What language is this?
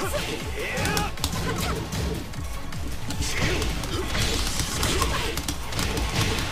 Korean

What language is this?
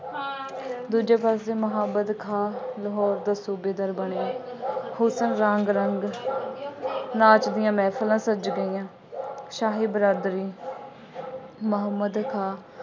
Punjabi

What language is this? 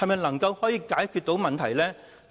Cantonese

